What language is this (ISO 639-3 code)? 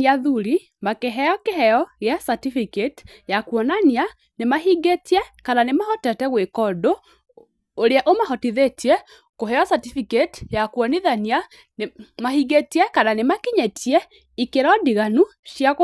kik